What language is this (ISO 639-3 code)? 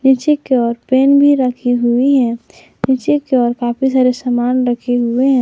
hin